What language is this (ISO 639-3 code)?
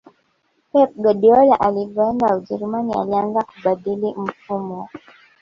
swa